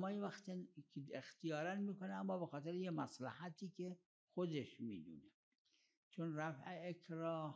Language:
Arabic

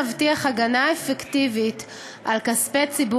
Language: Hebrew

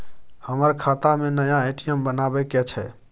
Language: Maithili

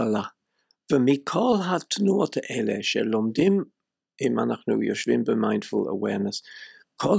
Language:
Hebrew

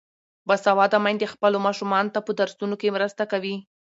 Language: Pashto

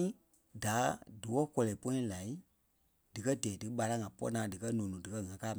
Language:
Kpelle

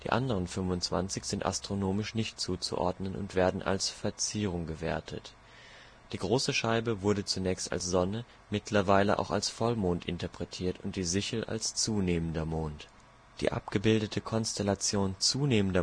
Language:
German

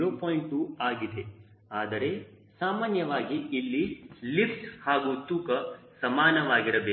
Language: Kannada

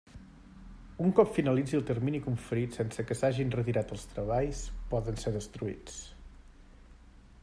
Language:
Catalan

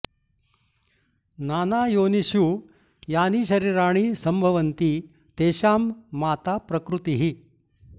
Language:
Sanskrit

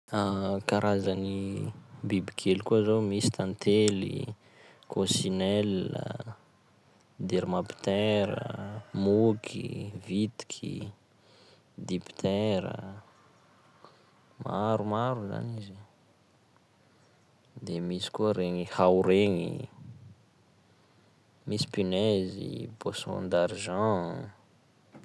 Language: Sakalava Malagasy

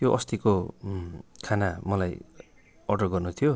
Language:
Nepali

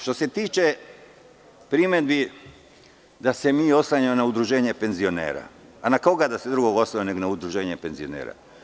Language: Serbian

